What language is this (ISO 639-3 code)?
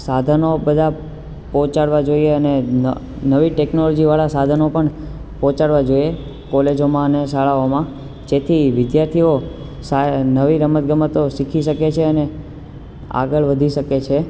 guj